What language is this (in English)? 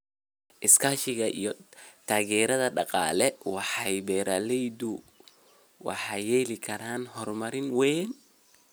Somali